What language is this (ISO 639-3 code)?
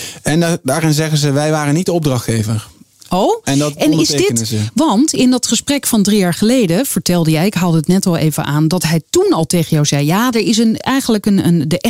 nld